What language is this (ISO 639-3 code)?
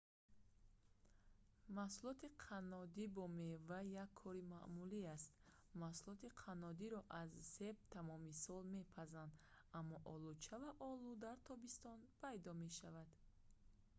tgk